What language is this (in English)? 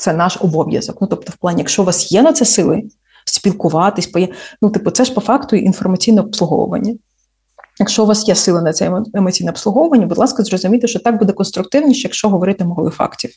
Ukrainian